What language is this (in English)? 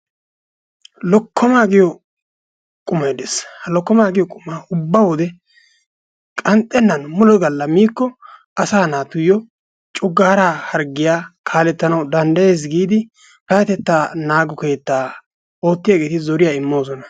Wolaytta